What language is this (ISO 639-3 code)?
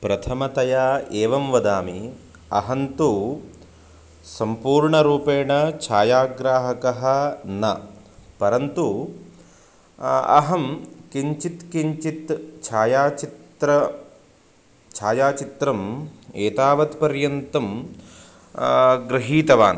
san